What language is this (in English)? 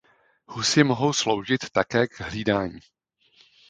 Czech